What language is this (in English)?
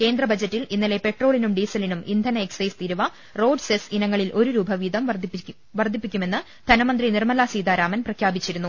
Malayalam